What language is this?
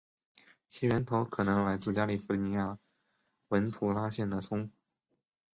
Chinese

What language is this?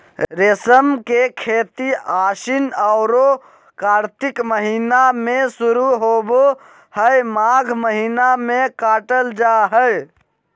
Magahi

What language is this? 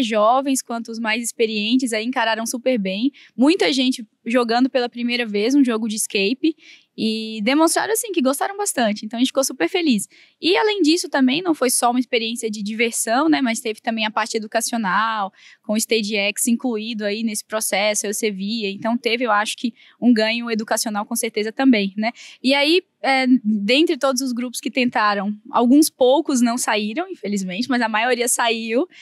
Portuguese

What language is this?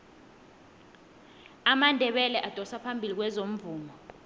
South Ndebele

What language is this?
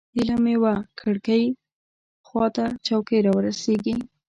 Pashto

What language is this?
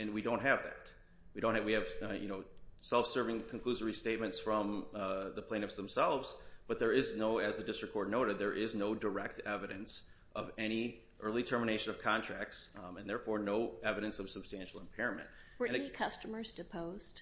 English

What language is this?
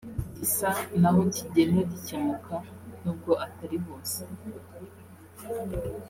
Kinyarwanda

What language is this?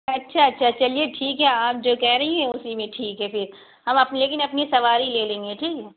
Urdu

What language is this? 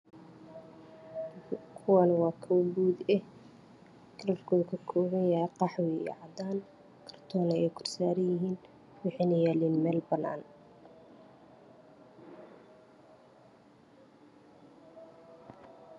Somali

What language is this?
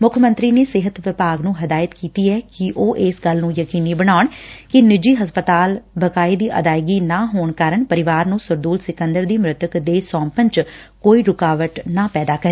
Punjabi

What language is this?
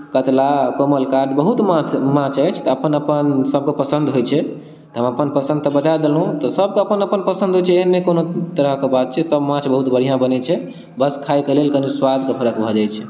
Maithili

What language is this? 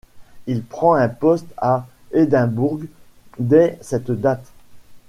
French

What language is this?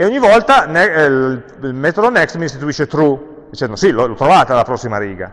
Italian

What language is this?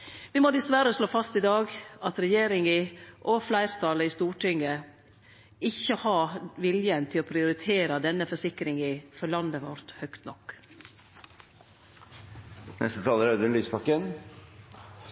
Norwegian Nynorsk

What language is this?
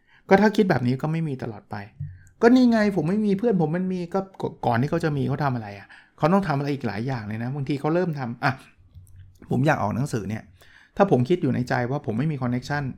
Thai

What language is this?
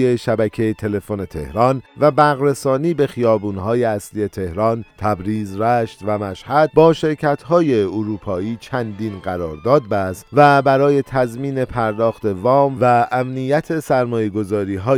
Persian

